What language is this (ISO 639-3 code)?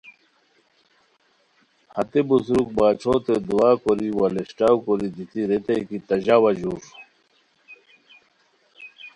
khw